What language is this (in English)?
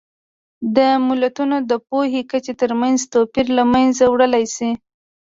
Pashto